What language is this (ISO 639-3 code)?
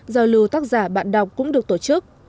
vie